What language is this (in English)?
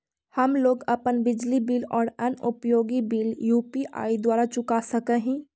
Magahi